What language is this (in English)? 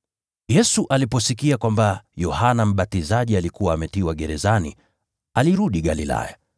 Swahili